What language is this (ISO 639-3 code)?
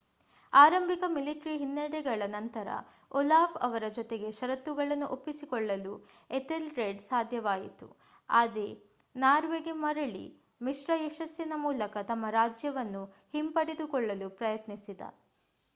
kan